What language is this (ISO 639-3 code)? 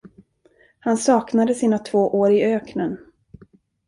swe